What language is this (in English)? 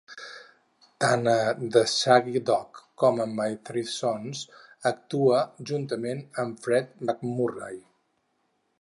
Catalan